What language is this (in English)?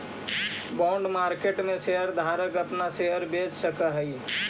Magahi